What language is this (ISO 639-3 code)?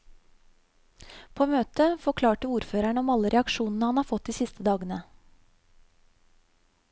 nor